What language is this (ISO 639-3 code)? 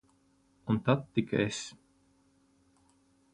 lav